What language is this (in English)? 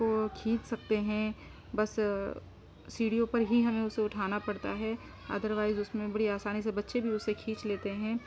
Urdu